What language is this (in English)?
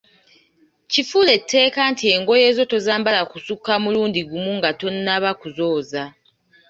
Ganda